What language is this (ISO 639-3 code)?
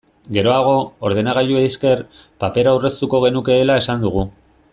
eus